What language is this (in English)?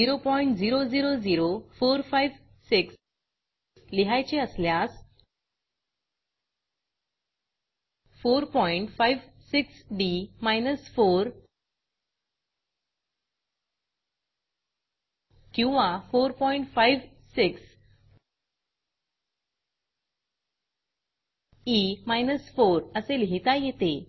Marathi